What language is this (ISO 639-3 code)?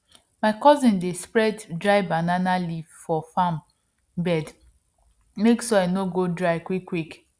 pcm